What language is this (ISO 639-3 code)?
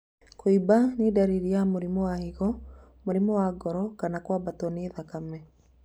kik